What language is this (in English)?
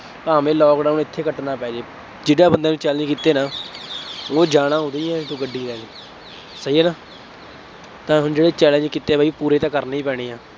Punjabi